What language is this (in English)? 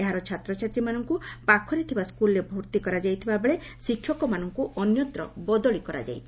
Odia